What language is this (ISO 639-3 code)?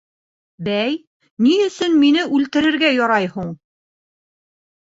bak